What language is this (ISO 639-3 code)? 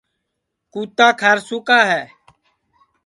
ssi